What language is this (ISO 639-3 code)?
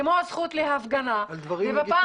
heb